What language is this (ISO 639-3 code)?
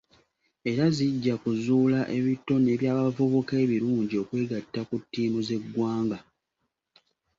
lug